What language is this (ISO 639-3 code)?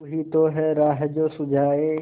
hin